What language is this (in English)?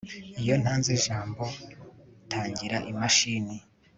Kinyarwanda